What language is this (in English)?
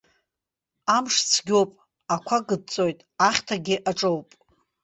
Abkhazian